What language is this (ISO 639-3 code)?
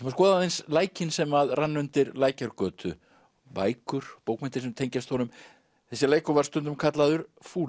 isl